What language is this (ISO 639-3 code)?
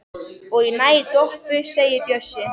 isl